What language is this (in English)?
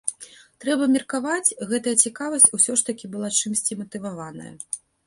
Belarusian